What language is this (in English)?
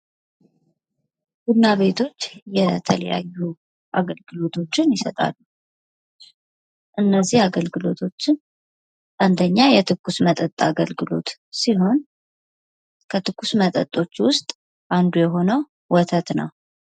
Amharic